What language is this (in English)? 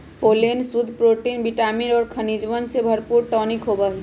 Magahi